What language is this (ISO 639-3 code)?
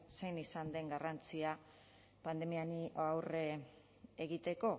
eus